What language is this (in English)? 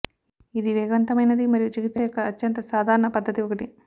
Telugu